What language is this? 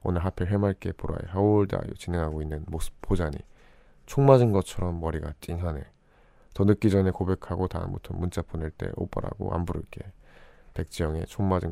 Korean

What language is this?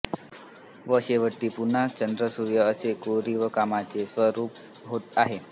Marathi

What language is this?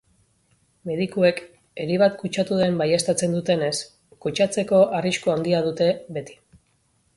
Basque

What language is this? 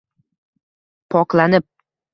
Uzbek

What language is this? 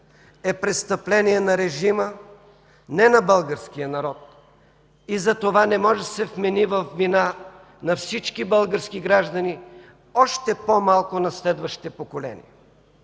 Bulgarian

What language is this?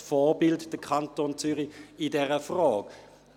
Swiss German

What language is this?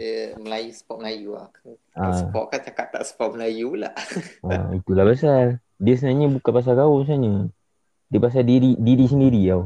Malay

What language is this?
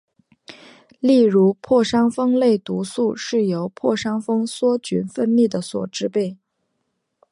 Chinese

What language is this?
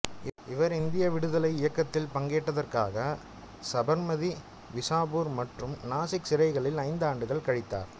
Tamil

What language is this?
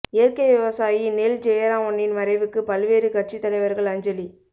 Tamil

